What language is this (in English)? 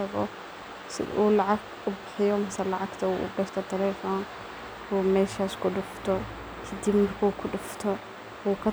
Somali